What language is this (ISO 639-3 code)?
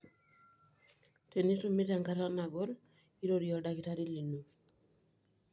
mas